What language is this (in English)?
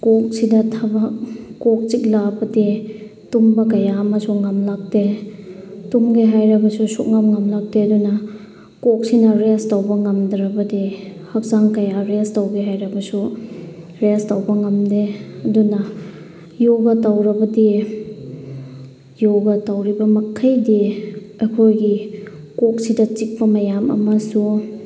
Manipuri